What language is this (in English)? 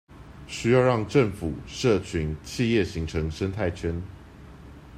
Chinese